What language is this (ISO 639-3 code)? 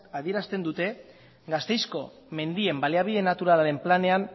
eus